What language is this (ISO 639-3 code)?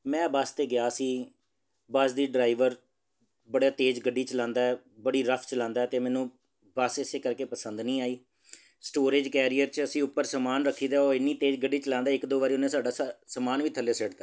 pan